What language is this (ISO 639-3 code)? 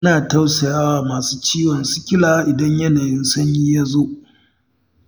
hau